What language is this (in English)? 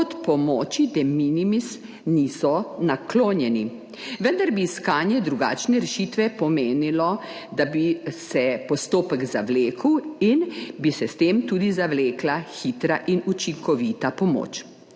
Slovenian